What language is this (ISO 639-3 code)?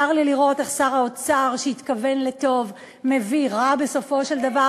heb